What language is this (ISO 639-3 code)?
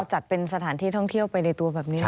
tha